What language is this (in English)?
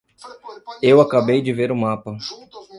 Portuguese